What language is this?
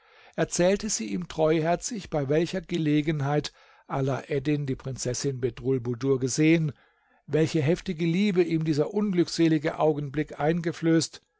German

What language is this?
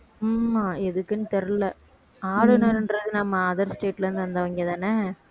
Tamil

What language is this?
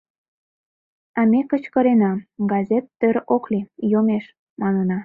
Mari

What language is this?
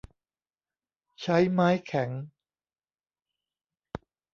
Thai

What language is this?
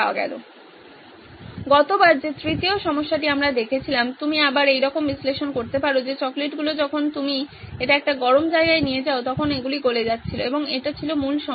Bangla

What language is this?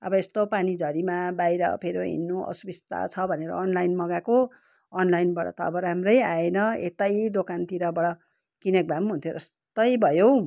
Nepali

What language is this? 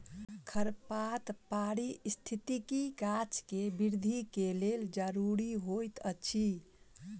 Maithili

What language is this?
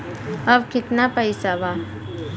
Bhojpuri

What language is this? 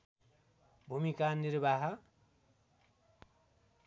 Nepali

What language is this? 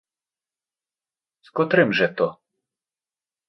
Ukrainian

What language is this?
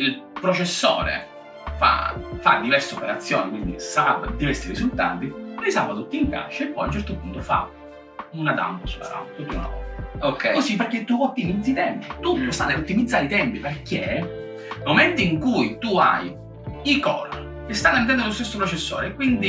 Italian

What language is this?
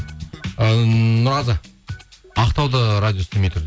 Kazakh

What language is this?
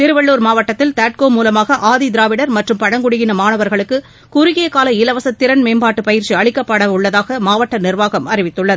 Tamil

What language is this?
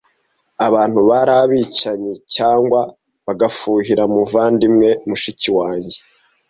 Kinyarwanda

